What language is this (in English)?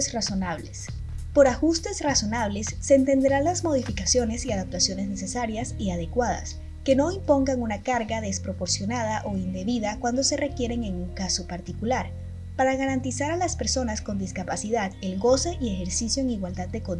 Spanish